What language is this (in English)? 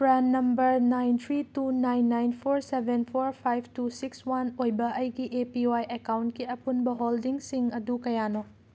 Manipuri